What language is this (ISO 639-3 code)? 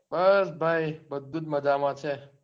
guj